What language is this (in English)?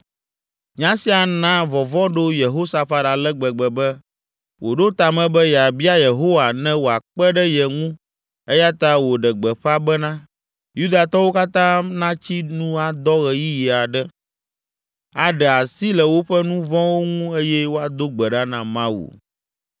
Ewe